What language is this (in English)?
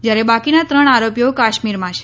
Gujarati